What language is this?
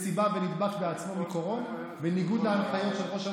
Hebrew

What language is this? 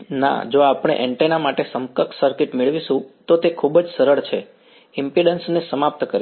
Gujarati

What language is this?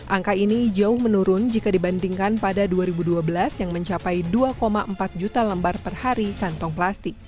Indonesian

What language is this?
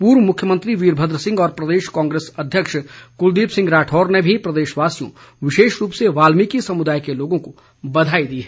Hindi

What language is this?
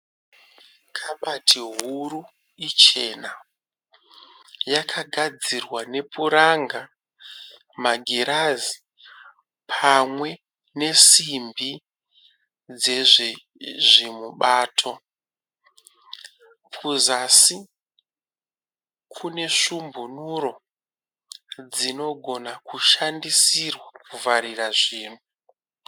Shona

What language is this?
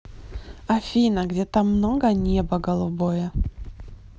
Russian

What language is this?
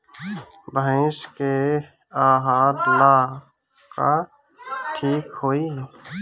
Bhojpuri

